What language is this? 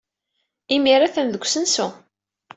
Kabyle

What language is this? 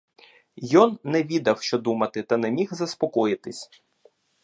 Ukrainian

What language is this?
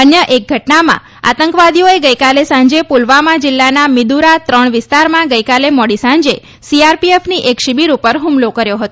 Gujarati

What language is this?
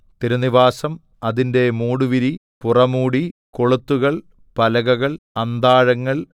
Malayalam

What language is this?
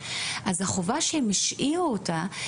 Hebrew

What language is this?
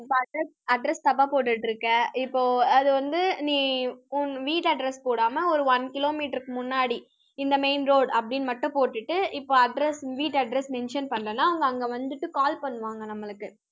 Tamil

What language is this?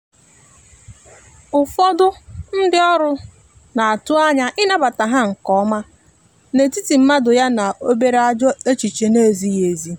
Igbo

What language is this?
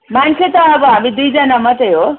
Nepali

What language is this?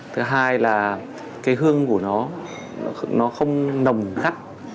Vietnamese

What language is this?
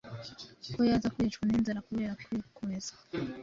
Kinyarwanda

